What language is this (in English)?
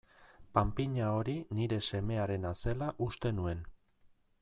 Basque